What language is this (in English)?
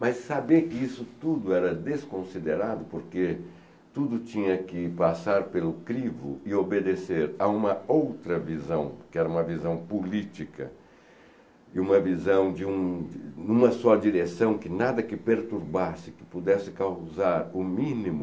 Portuguese